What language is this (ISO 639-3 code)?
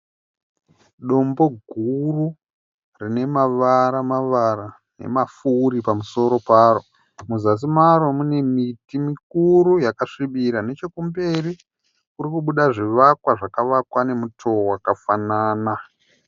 sna